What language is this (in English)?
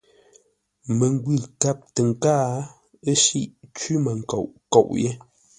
Ngombale